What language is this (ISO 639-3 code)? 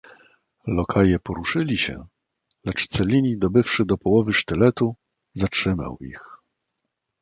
pol